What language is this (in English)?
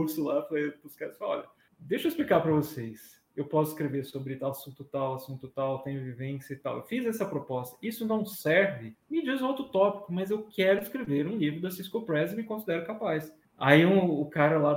Portuguese